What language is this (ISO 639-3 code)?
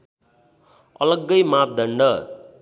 nep